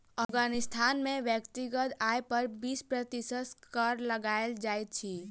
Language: Maithili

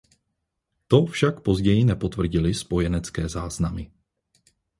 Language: Czech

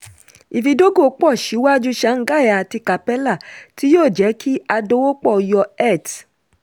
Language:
Yoruba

